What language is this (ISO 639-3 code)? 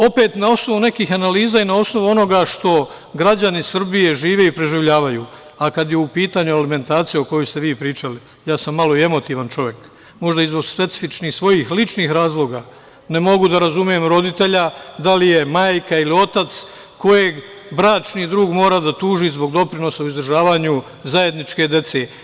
srp